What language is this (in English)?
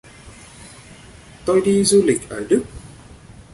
Vietnamese